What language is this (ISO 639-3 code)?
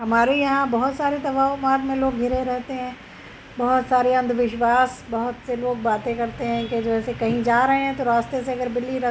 urd